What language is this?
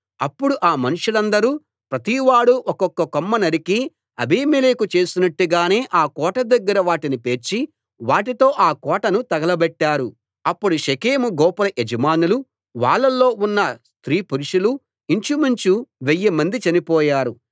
Telugu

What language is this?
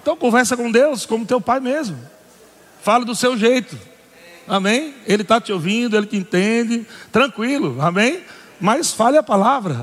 Portuguese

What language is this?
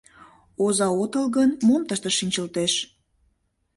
Mari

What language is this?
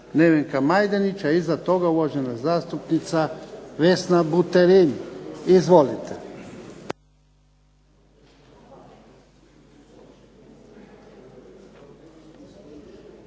Croatian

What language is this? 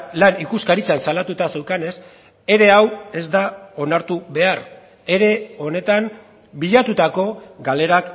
Basque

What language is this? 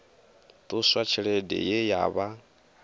Venda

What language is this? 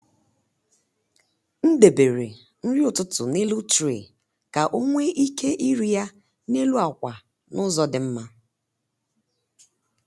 Igbo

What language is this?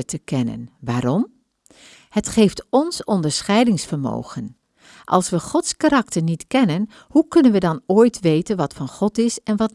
Dutch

